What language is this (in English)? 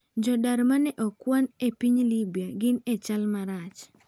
Luo (Kenya and Tanzania)